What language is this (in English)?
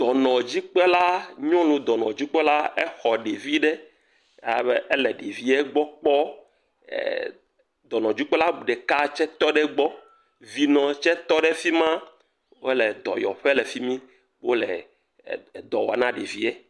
Ewe